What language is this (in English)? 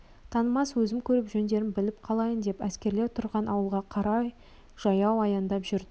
Kazakh